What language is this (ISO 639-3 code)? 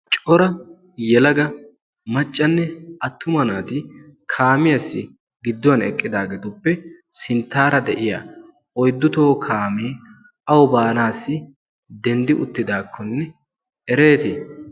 wal